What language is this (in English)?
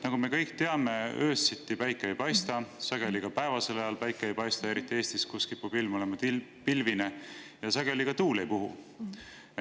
Estonian